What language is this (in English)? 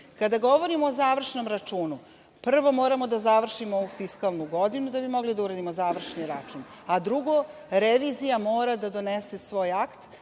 Serbian